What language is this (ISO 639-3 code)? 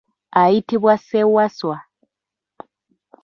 lug